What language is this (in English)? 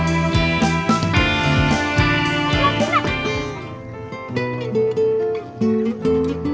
Indonesian